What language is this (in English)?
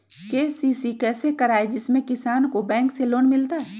Magahi